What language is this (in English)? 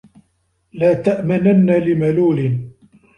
Arabic